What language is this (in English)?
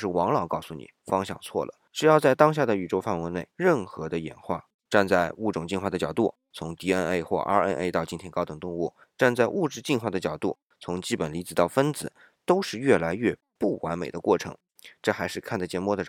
Chinese